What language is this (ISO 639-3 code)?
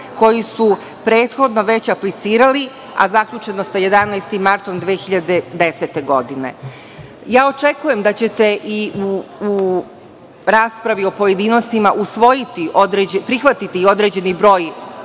srp